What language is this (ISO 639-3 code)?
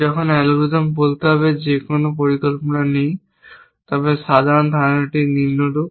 ben